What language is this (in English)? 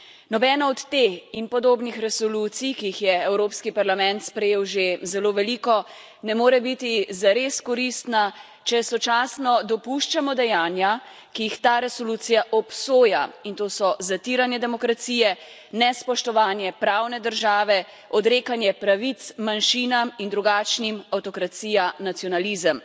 Slovenian